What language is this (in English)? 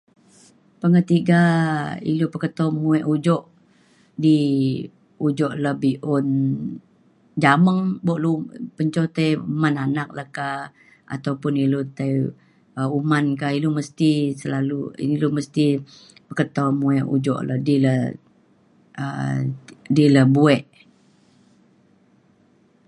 Mainstream Kenyah